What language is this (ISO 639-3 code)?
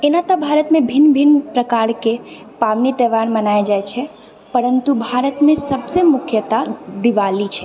mai